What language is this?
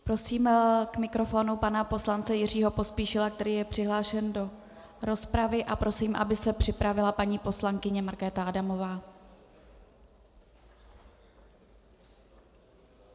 Czech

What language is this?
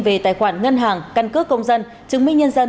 Vietnamese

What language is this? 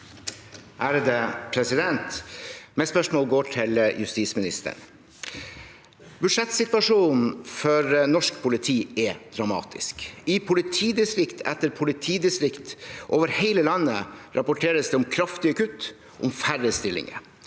Norwegian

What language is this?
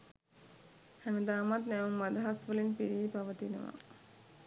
Sinhala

